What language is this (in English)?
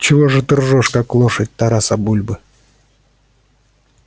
Russian